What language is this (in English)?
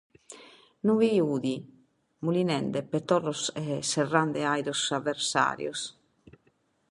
Sardinian